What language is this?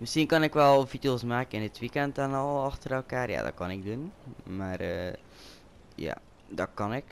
Dutch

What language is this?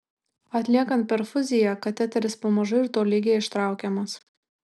Lithuanian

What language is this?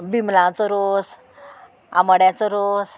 Konkani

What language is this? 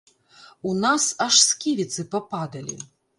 Belarusian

